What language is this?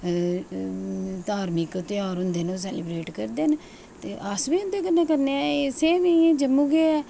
Dogri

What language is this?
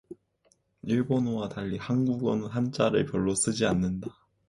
Korean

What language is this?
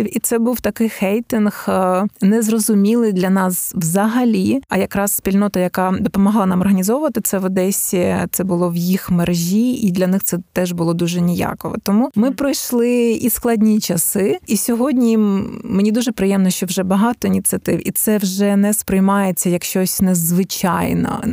Ukrainian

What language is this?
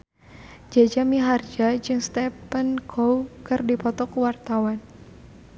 Sundanese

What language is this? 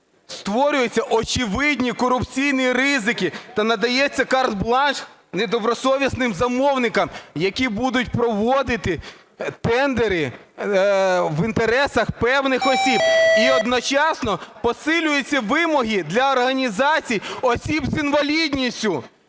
Ukrainian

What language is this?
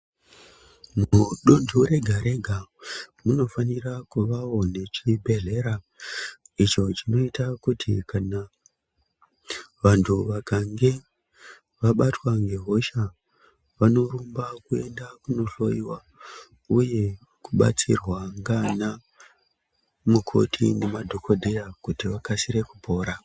Ndau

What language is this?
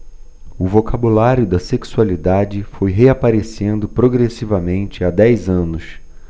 Portuguese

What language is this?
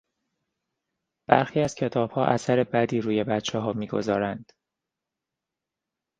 Persian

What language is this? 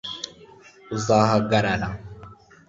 Kinyarwanda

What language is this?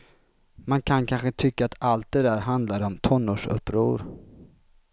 Swedish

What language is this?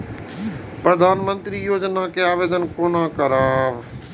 Maithili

